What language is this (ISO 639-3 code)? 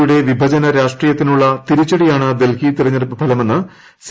mal